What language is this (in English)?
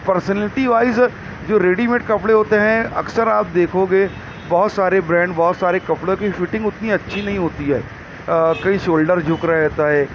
Urdu